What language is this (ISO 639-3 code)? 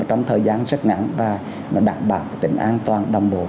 vie